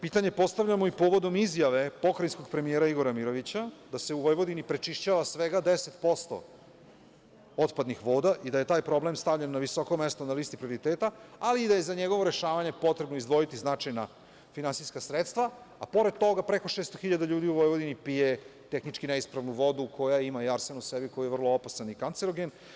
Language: Serbian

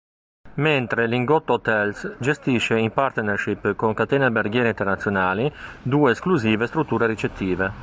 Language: Italian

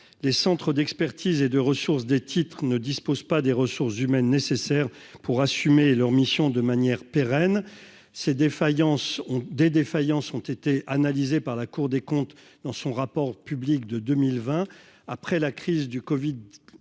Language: French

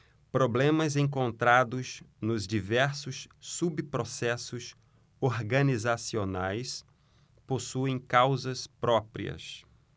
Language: Portuguese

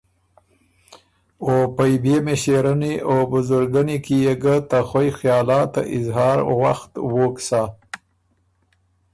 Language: Ormuri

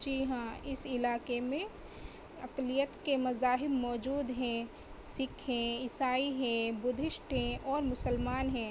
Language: Urdu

